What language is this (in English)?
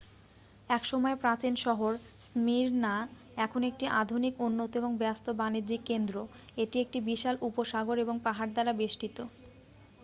Bangla